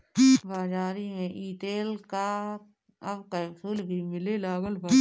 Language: Bhojpuri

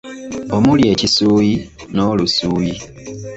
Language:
Ganda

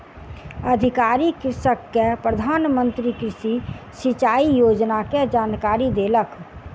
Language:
Maithili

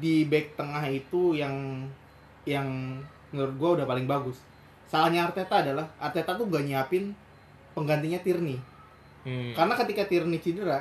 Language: Indonesian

